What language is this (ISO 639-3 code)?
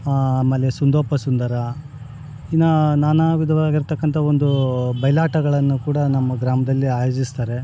kan